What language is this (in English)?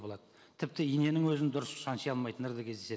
Kazakh